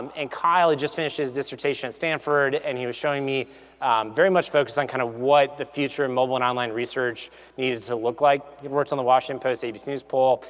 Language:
English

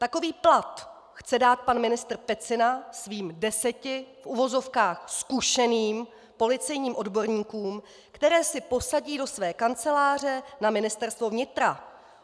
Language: Czech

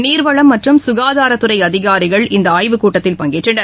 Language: Tamil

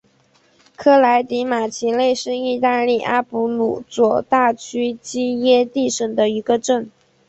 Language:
Chinese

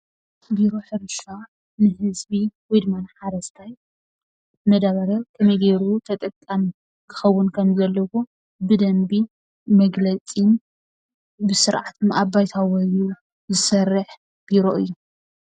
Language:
Tigrinya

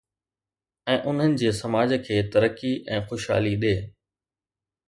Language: Sindhi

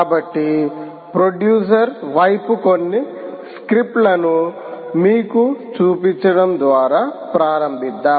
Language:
Telugu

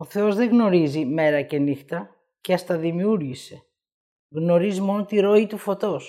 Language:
Greek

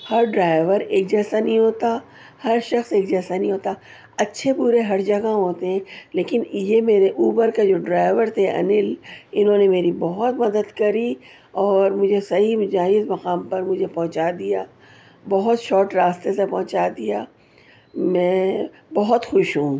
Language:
Urdu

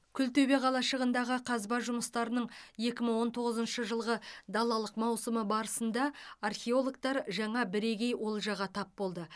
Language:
Kazakh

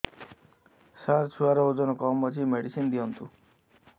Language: Odia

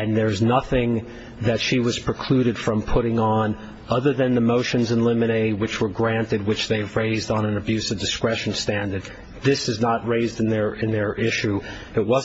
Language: English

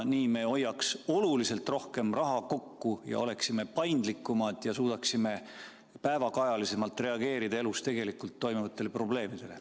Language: Estonian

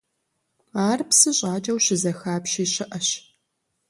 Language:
Kabardian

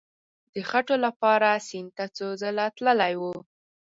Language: Pashto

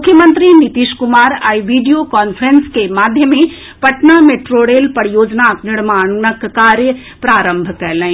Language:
Maithili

